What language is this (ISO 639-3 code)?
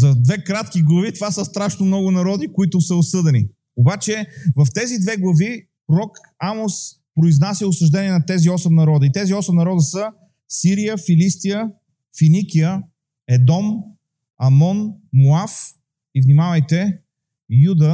bul